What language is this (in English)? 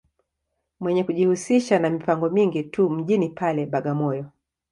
Swahili